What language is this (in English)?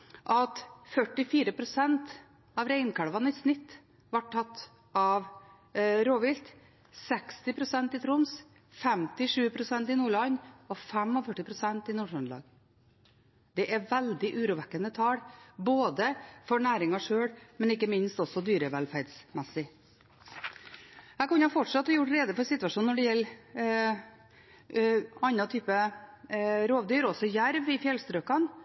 Norwegian Bokmål